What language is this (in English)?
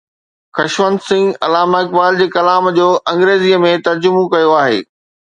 Sindhi